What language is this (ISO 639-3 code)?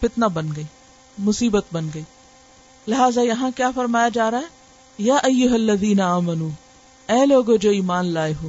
urd